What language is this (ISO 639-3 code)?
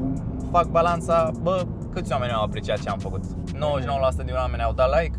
ron